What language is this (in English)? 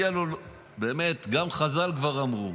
Hebrew